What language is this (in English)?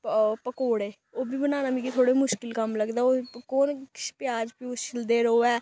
Dogri